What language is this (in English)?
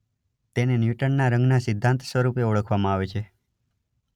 Gujarati